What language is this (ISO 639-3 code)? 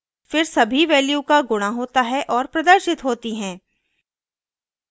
hin